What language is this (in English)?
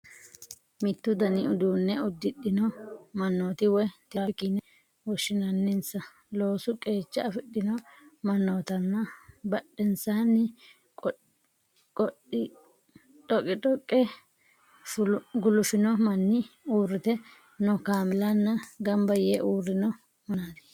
Sidamo